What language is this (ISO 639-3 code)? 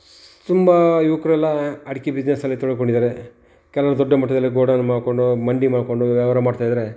kan